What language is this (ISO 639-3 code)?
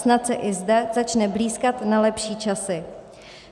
ces